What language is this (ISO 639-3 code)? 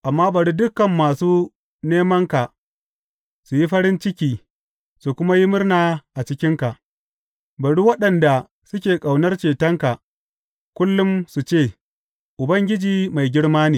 hau